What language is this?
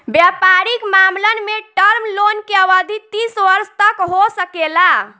Bhojpuri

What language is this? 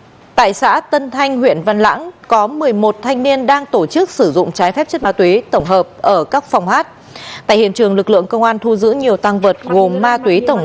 Vietnamese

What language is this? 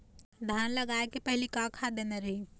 Chhattisgarhi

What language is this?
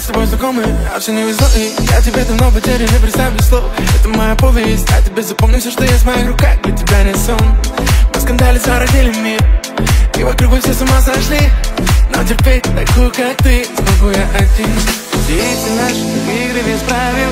Russian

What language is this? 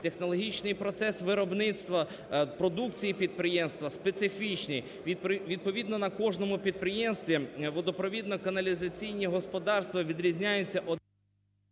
Ukrainian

